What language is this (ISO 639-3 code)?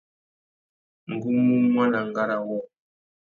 bag